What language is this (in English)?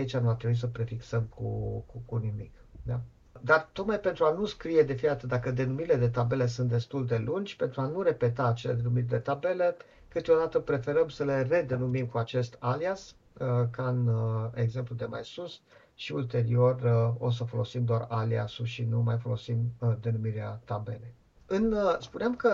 Romanian